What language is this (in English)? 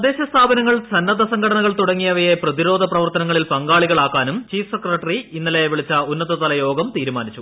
Malayalam